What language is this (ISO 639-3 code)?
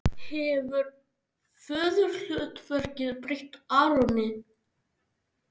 isl